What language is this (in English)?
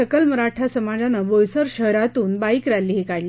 Marathi